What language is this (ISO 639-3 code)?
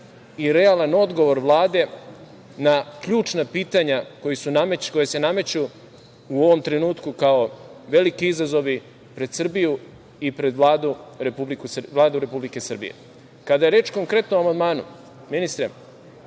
srp